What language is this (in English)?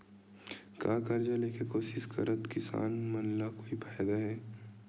Chhattisgarhi